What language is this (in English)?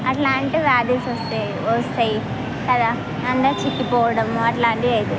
Telugu